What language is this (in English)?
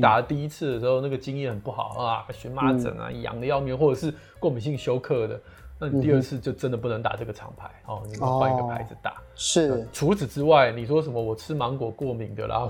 Chinese